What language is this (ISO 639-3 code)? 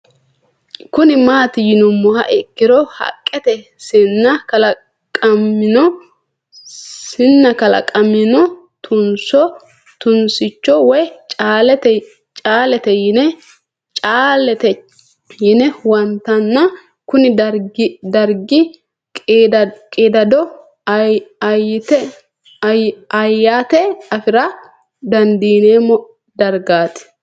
sid